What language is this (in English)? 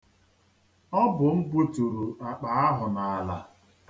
Igbo